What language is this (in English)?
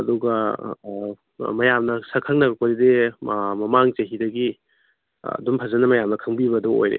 Manipuri